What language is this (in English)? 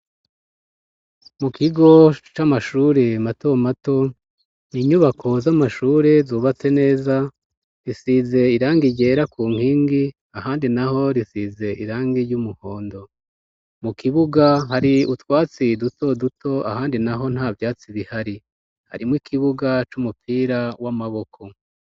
Rundi